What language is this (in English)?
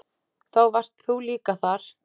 Icelandic